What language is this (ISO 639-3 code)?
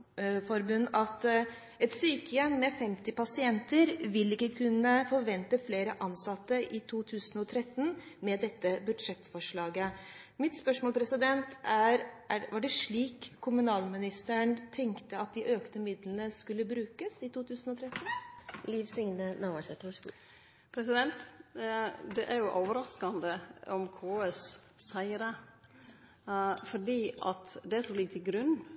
nor